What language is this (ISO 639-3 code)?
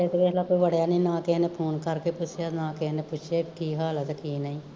pan